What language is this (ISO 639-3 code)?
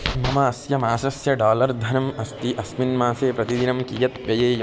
san